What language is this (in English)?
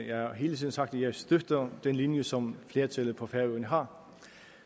Danish